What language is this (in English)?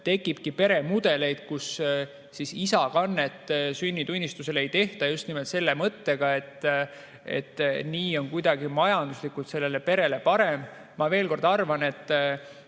Estonian